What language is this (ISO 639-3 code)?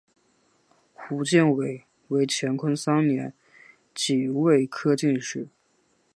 zho